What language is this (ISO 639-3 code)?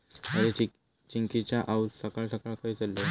mar